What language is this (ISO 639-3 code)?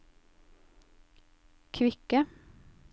nor